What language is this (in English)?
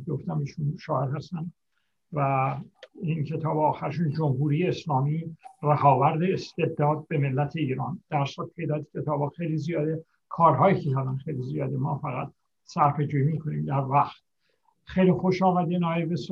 Persian